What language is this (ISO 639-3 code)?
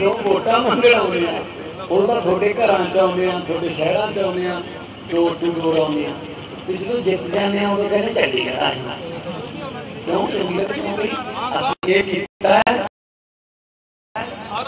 hin